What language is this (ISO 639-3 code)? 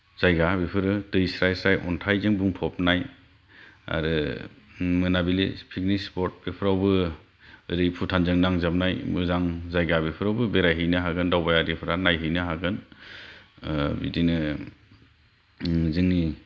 brx